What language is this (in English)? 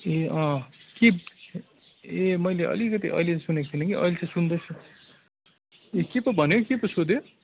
Nepali